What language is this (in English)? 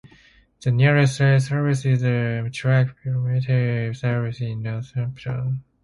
English